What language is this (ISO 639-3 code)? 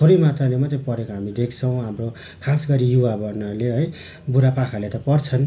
nep